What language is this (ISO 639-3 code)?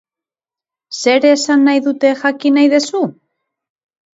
eus